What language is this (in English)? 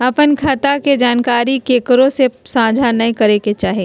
Magahi